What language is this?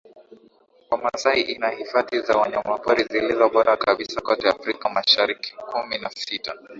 Swahili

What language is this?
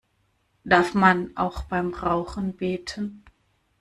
German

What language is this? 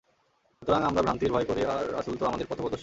Bangla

